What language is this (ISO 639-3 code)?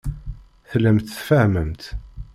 kab